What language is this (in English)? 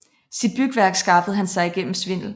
Danish